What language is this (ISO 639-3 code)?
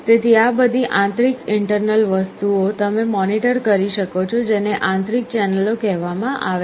guj